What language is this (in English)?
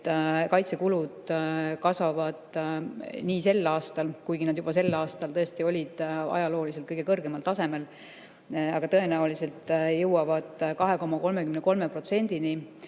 Estonian